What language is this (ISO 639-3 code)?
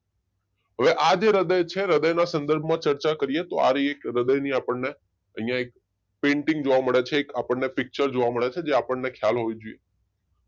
guj